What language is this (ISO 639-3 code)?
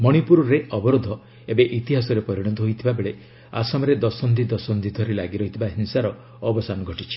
ori